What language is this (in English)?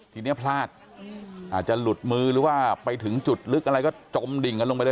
Thai